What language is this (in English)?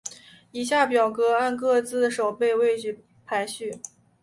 Chinese